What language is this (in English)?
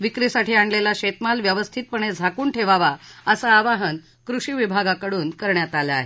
Marathi